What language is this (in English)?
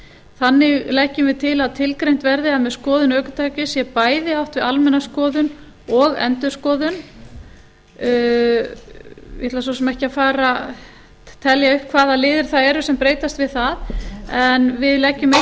Icelandic